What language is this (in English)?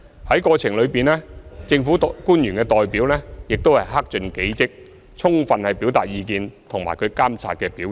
Cantonese